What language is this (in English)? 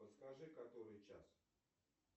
Russian